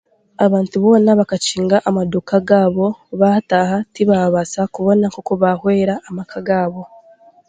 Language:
Chiga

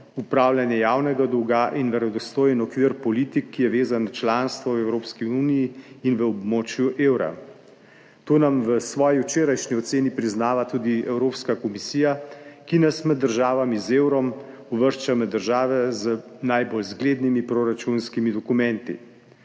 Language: Slovenian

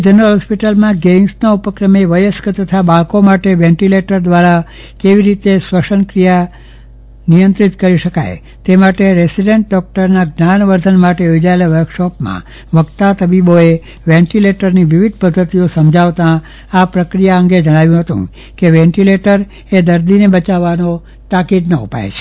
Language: Gujarati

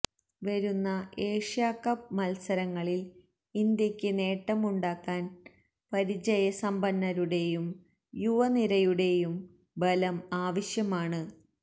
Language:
Malayalam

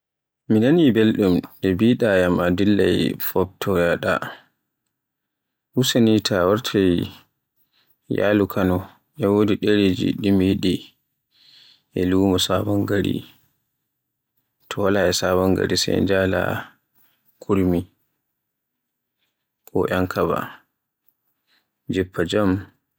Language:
Borgu Fulfulde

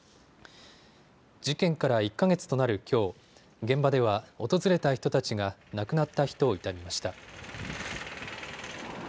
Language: Japanese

